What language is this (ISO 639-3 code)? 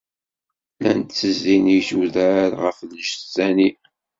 kab